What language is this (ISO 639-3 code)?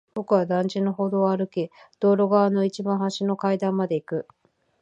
jpn